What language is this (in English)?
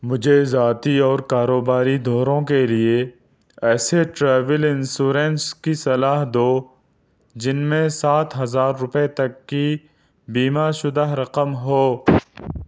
Urdu